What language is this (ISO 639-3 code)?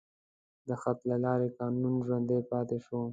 pus